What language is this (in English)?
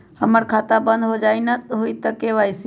Magahi